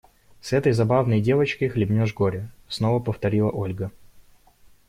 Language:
Russian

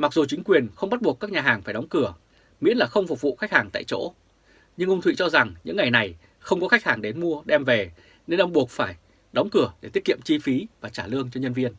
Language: Vietnamese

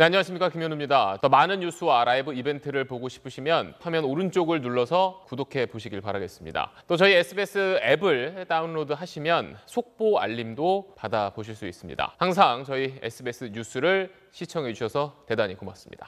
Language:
Korean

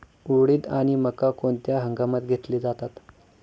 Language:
Marathi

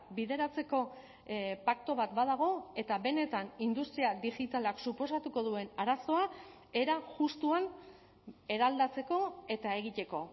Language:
Basque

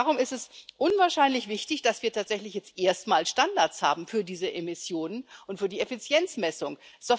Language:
German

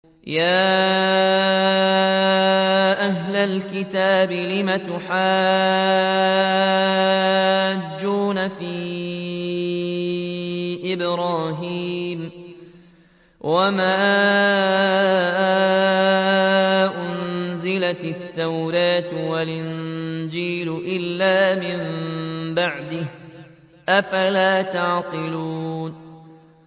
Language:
Arabic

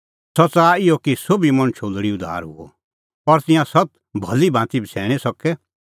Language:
Kullu Pahari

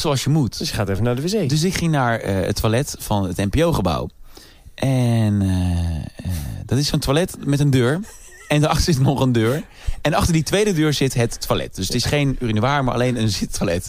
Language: Dutch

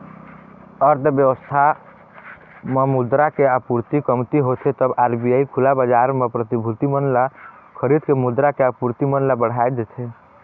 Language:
Chhattisgarhi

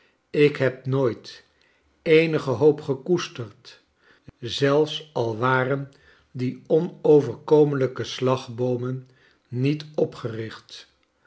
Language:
Dutch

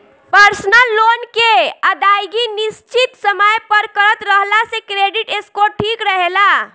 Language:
Bhojpuri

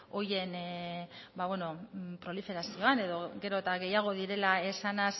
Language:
Basque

